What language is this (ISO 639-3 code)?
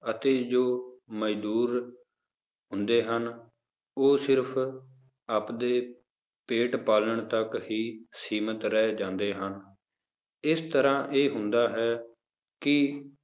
pan